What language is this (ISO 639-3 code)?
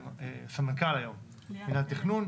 heb